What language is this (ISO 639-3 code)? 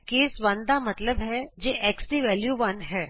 pan